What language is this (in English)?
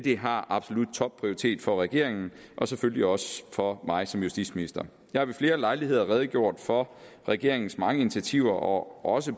Danish